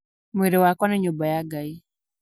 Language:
Kikuyu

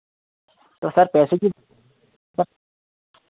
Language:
Hindi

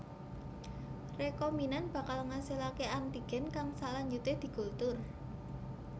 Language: Javanese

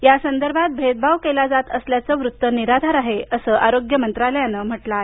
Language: Marathi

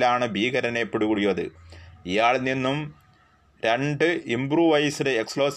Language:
Malayalam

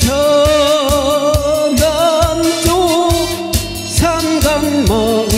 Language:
Korean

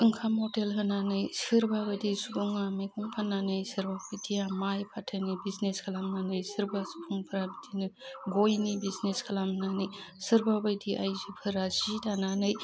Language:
Bodo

